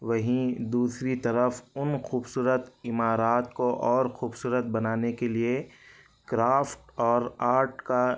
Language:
Urdu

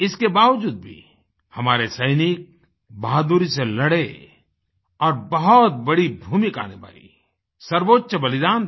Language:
Hindi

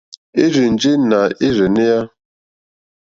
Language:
Mokpwe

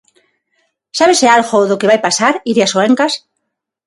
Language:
Galician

